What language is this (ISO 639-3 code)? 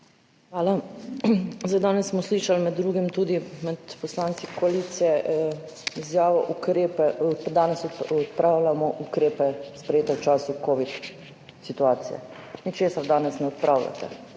slv